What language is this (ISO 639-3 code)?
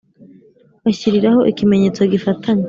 kin